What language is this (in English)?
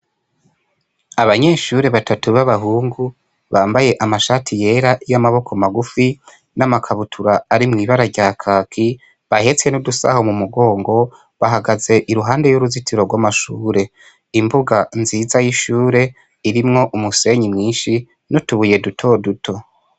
Rundi